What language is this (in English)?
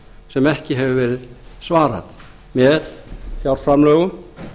Icelandic